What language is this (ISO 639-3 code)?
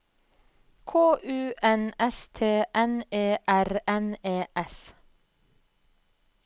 nor